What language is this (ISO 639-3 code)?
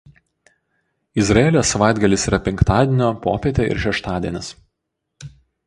lit